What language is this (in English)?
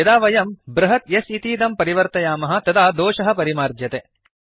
Sanskrit